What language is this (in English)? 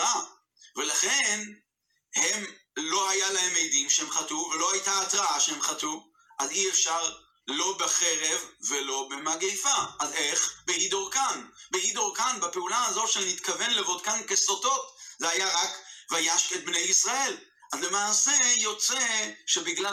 Hebrew